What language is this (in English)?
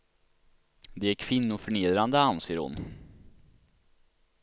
Swedish